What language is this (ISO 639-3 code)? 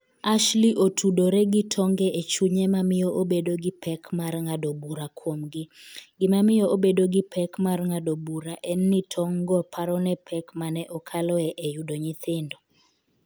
luo